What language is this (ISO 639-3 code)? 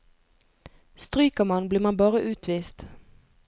nor